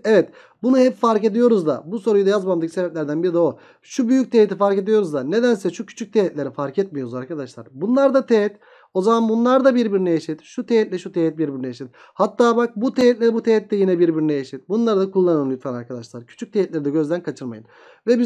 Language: Turkish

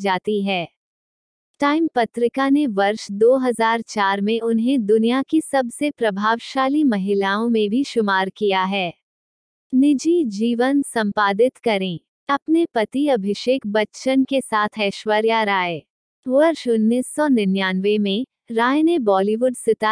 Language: Hindi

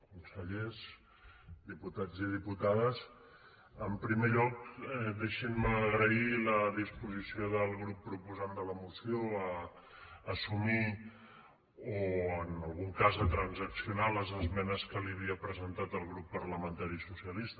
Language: Catalan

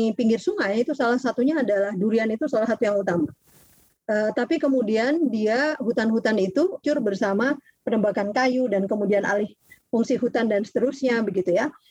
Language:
Indonesian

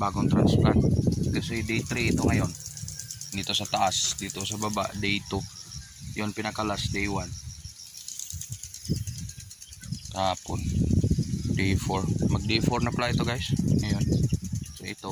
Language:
Filipino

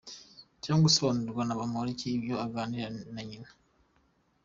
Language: Kinyarwanda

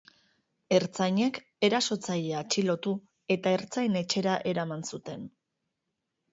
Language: Basque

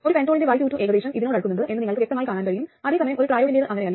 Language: Malayalam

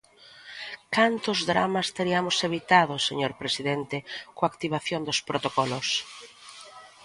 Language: Galician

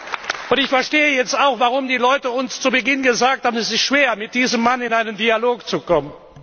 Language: German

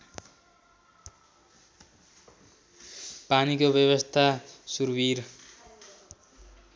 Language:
Nepali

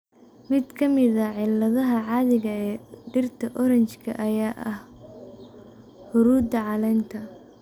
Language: Somali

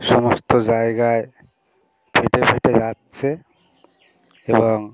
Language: Bangla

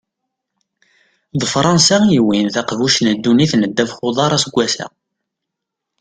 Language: Kabyle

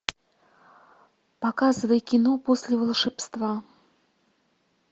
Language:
Russian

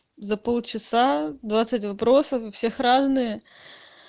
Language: Russian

